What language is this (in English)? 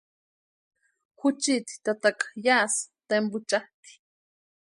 Western Highland Purepecha